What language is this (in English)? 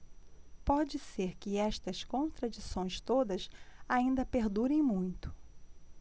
Portuguese